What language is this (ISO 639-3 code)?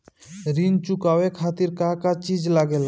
bho